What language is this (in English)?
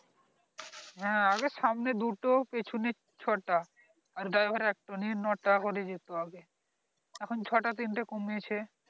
Bangla